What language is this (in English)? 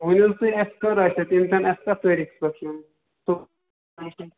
Kashmiri